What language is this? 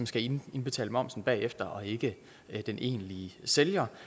Danish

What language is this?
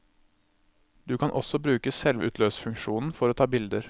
Norwegian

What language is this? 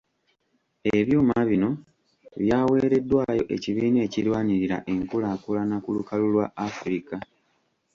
Ganda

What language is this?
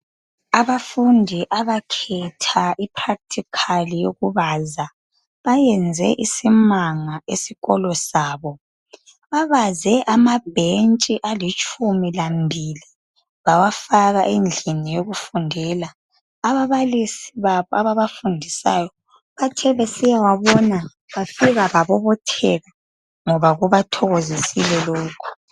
North Ndebele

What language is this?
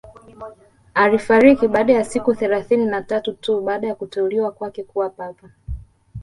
Swahili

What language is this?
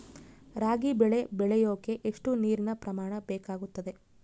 Kannada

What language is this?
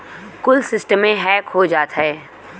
Bhojpuri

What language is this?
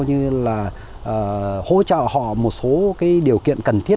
Vietnamese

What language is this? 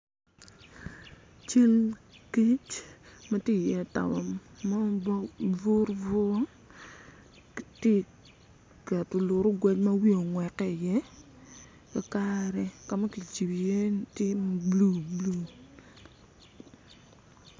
Acoli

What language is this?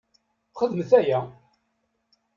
Kabyle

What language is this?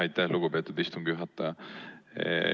Estonian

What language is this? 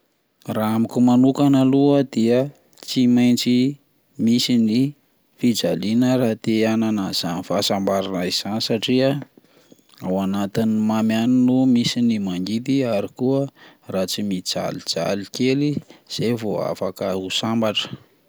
Malagasy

